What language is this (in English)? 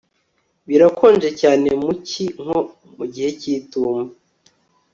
Kinyarwanda